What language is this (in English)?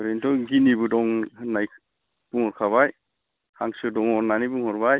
Bodo